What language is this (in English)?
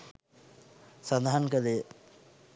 Sinhala